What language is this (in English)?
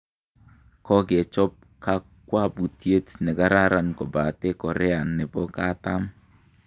Kalenjin